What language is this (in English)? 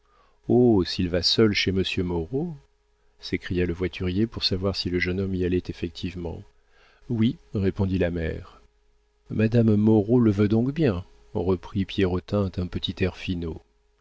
French